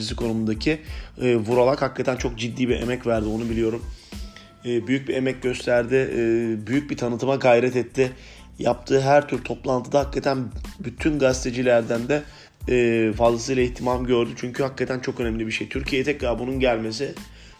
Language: Turkish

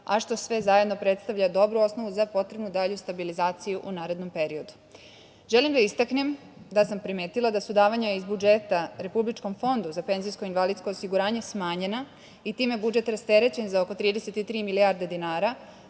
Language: Serbian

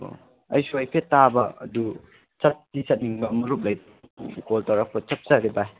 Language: Manipuri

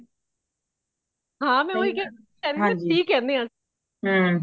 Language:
Punjabi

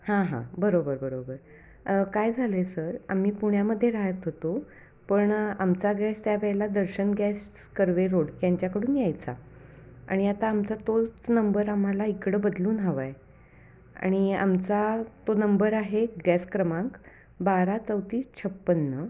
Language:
Marathi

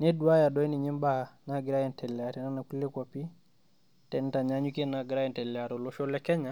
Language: Masai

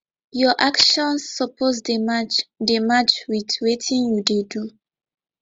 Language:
Nigerian Pidgin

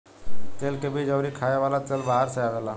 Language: Bhojpuri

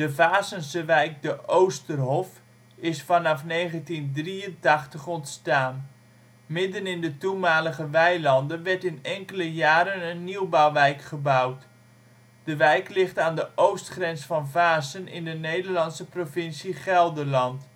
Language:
Dutch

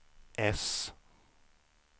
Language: Swedish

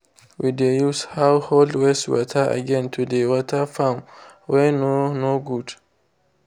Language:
Nigerian Pidgin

